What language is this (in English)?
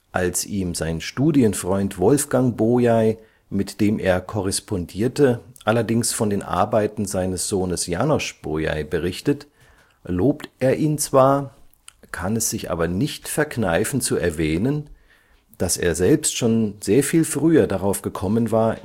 German